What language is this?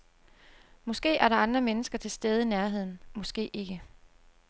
Danish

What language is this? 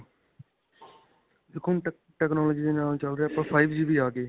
Punjabi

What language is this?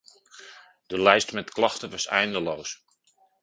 Dutch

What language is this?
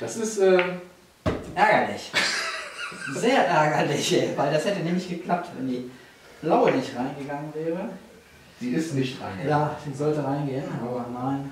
German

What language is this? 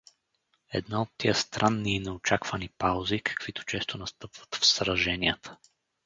Bulgarian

